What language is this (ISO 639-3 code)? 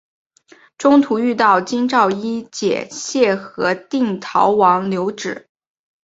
zho